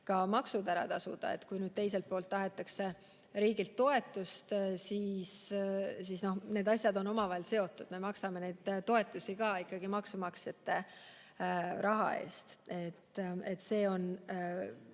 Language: Estonian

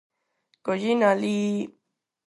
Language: Galician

